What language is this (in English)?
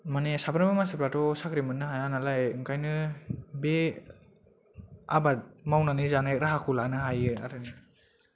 Bodo